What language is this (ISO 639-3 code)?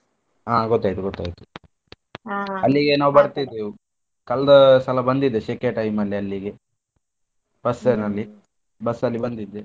kan